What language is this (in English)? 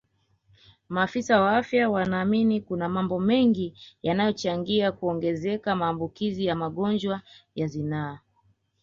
Swahili